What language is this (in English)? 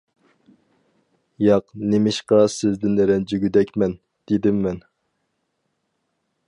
Uyghur